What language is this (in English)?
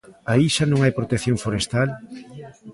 Galician